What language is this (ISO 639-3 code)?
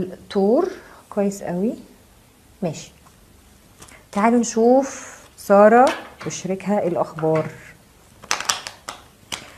ara